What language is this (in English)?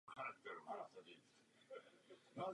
Czech